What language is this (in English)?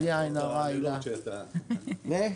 Hebrew